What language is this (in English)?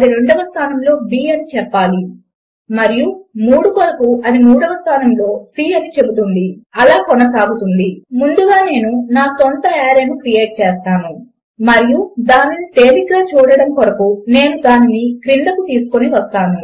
Telugu